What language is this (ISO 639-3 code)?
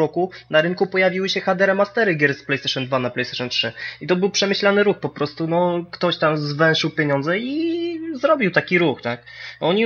pol